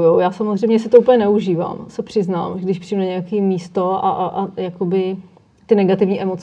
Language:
Czech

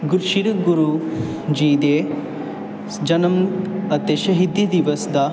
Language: Punjabi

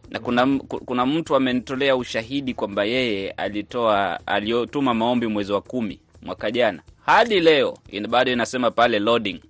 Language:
Swahili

